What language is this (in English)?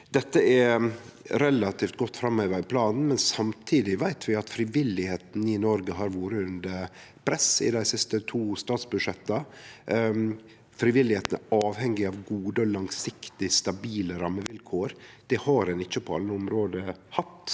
Norwegian